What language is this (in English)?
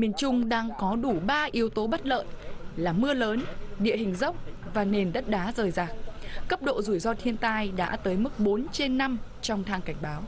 Vietnamese